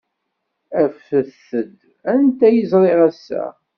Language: Kabyle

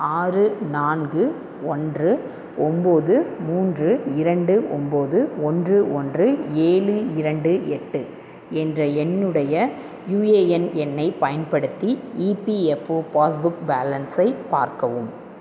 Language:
Tamil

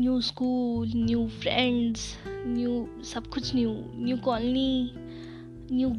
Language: Hindi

